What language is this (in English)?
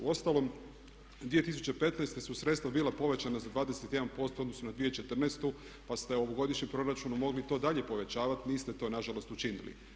Croatian